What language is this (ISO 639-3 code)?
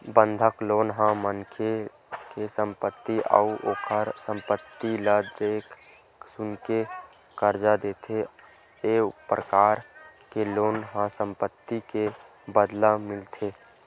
hne